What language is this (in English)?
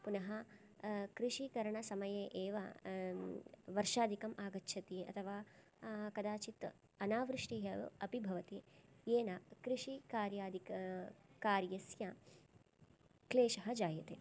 Sanskrit